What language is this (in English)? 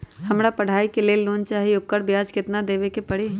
Magahi